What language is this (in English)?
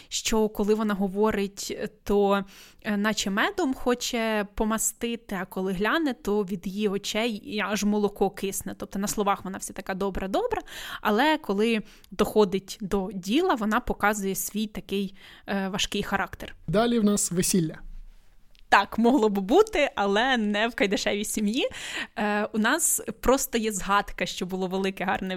Ukrainian